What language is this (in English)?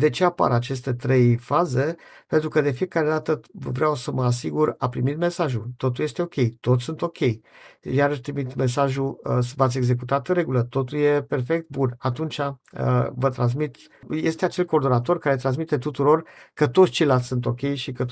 Romanian